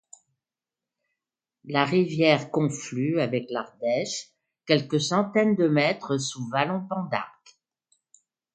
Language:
French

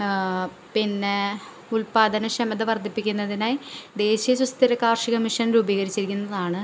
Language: Malayalam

